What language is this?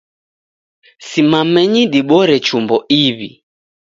Taita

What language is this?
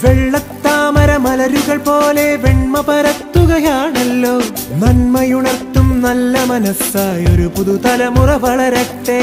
Malayalam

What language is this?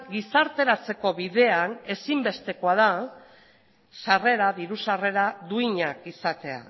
Basque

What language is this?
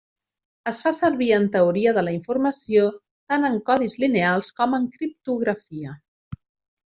Catalan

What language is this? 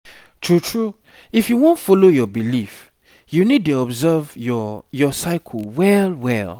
Nigerian Pidgin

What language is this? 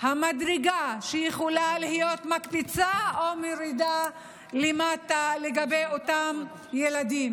Hebrew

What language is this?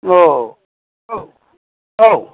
Bodo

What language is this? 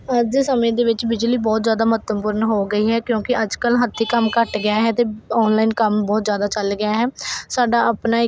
Punjabi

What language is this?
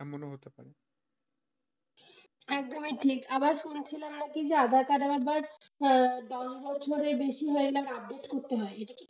Bangla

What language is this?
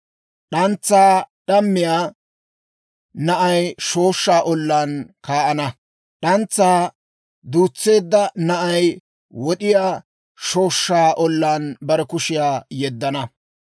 Dawro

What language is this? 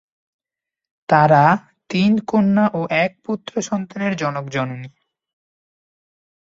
Bangla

